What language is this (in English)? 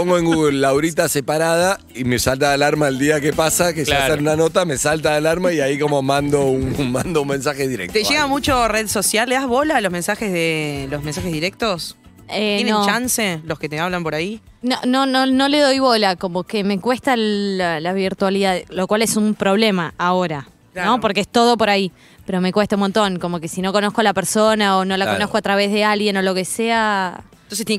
Spanish